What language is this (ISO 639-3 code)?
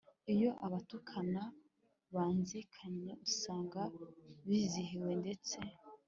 kin